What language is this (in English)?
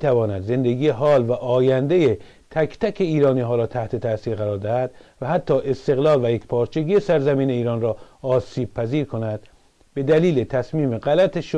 Persian